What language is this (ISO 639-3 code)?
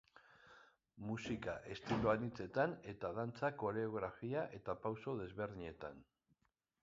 eus